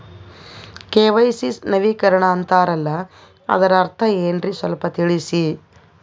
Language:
Kannada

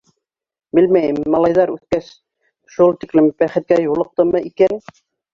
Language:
Bashkir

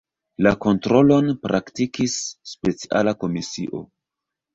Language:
Esperanto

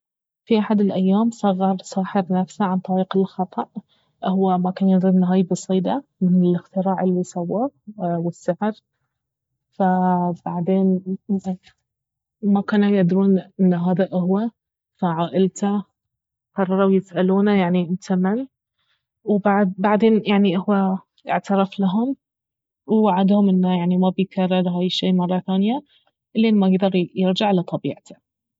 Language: Baharna Arabic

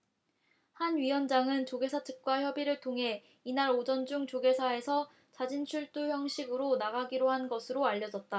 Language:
Korean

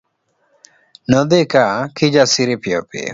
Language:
Luo (Kenya and Tanzania)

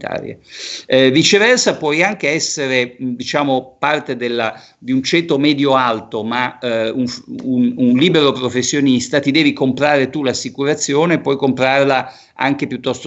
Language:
Italian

